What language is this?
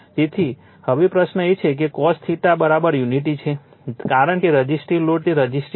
Gujarati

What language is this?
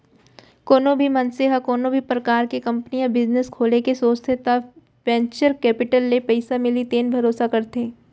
Chhattisgarhi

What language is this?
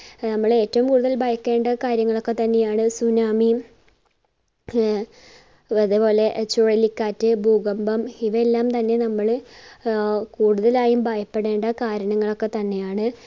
Malayalam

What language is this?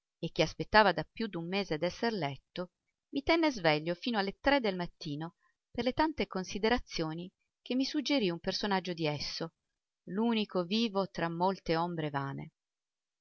Italian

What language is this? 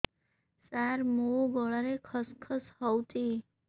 Odia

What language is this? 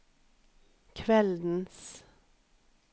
Norwegian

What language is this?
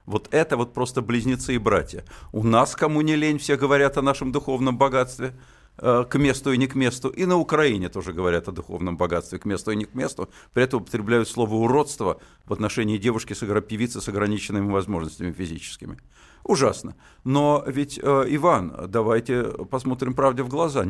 Russian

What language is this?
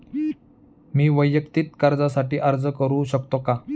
Marathi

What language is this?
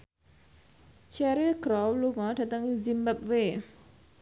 Javanese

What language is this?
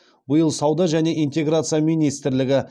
Kazakh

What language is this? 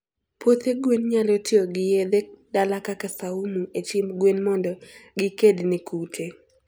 Luo (Kenya and Tanzania)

